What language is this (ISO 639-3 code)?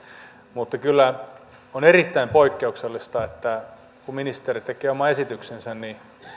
fin